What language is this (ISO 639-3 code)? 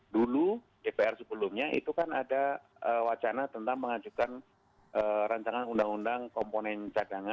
ind